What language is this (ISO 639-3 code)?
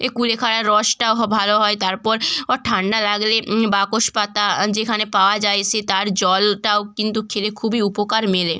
ben